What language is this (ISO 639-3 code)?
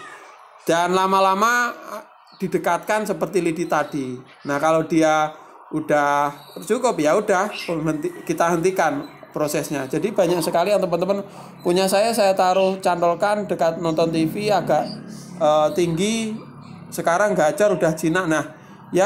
ind